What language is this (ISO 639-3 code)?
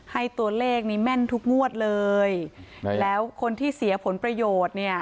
tha